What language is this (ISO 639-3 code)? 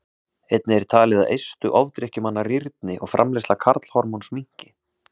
isl